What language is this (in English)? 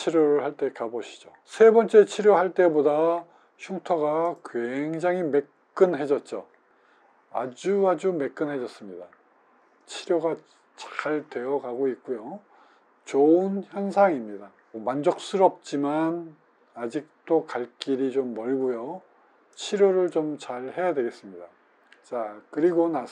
Korean